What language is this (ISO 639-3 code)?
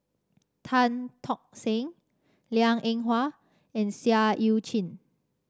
eng